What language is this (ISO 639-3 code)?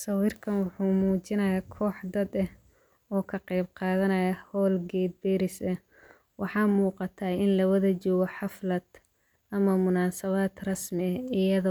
som